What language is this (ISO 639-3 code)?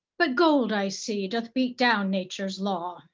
eng